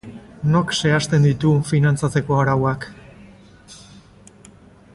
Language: Basque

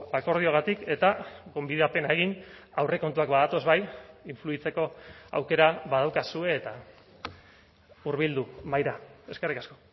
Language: Basque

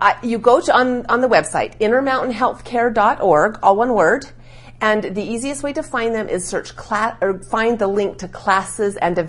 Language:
English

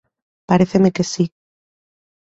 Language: Galician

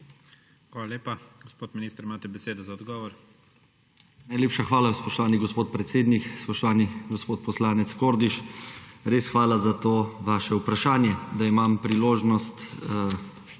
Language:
Slovenian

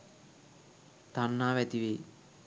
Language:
Sinhala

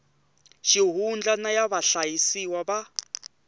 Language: Tsonga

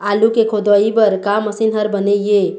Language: Chhattisgarhi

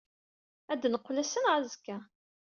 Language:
Kabyle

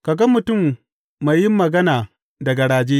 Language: Hausa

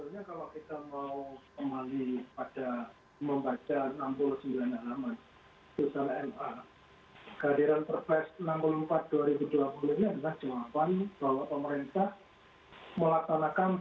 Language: Indonesian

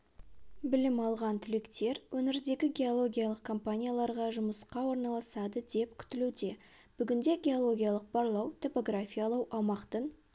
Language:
Kazakh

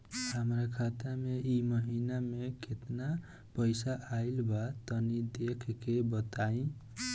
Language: Bhojpuri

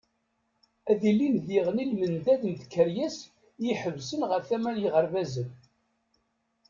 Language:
Kabyle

